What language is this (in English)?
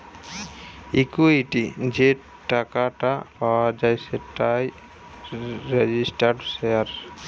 Bangla